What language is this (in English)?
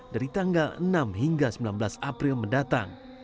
Indonesian